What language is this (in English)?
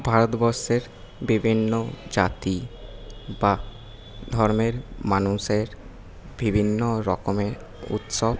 Bangla